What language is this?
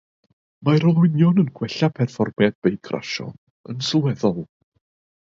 Welsh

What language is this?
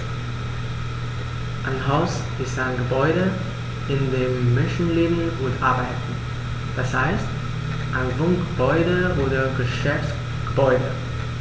German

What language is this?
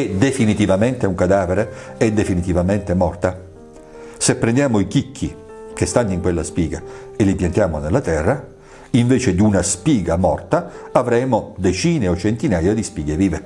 Italian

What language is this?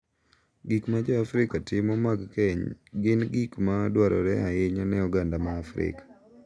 Luo (Kenya and Tanzania)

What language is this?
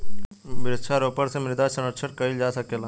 Bhojpuri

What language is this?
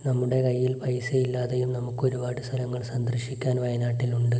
Malayalam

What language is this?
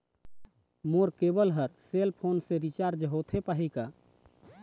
Chhattisgarhi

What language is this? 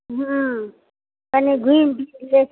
Maithili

